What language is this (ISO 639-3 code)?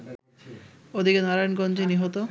ben